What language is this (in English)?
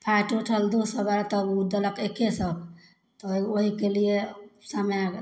Maithili